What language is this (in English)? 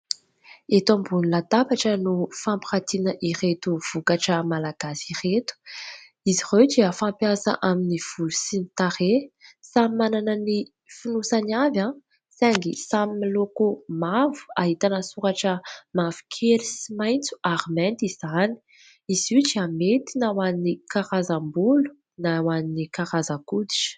Malagasy